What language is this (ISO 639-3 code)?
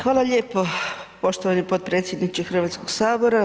hrv